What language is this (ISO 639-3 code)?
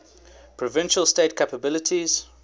eng